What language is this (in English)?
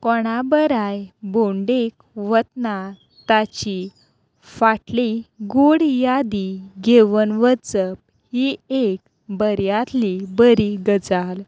Konkani